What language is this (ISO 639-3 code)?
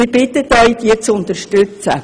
gsw